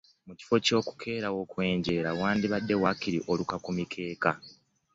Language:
Ganda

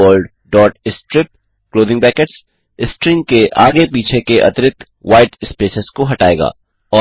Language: Hindi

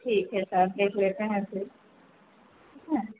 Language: Hindi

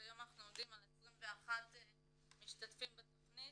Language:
Hebrew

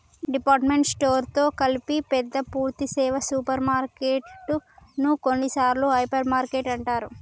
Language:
Telugu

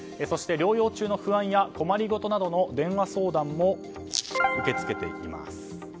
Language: Japanese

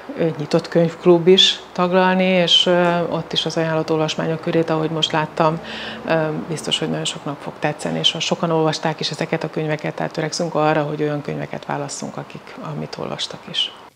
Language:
Hungarian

